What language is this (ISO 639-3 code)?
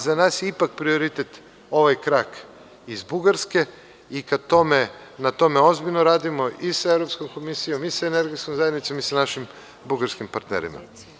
srp